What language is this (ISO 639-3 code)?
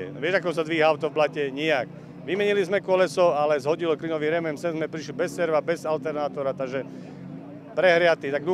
slk